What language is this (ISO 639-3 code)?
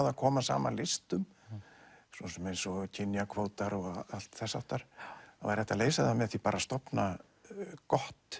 isl